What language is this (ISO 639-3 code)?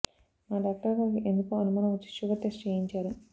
tel